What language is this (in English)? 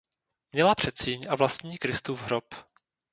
Czech